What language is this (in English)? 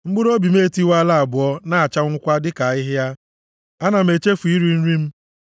Igbo